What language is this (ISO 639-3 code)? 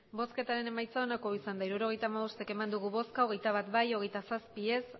eus